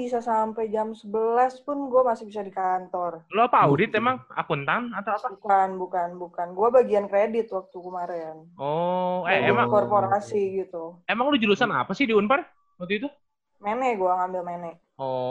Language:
Indonesian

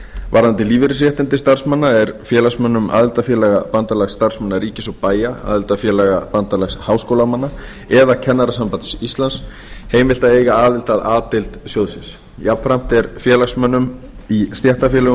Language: Icelandic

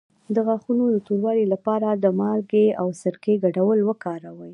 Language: Pashto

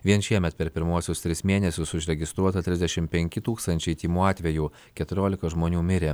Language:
Lithuanian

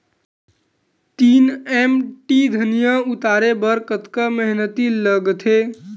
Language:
Chhattisgarhi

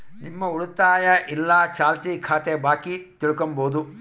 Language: Kannada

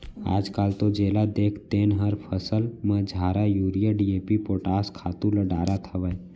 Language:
Chhattisgarhi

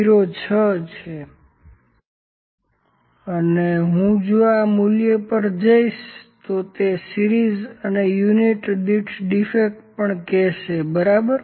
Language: Gujarati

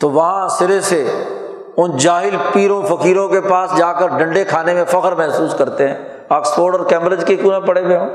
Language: Urdu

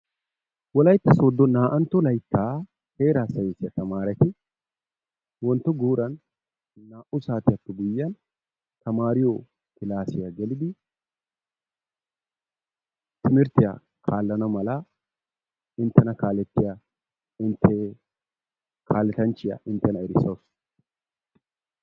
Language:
Wolaytta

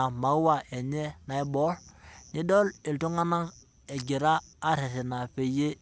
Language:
Masai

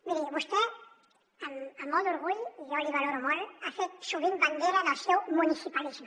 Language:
Catalan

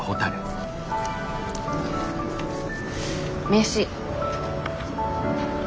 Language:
Japanese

